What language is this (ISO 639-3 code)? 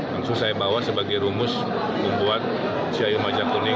ind